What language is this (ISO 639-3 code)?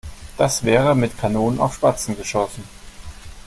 deu